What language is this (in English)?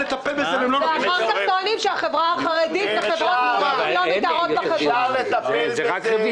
Hebrew